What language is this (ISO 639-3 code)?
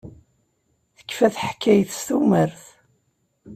kab